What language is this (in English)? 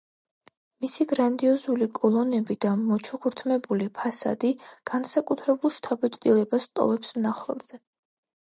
Georgian